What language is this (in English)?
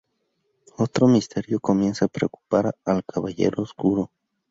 Spanish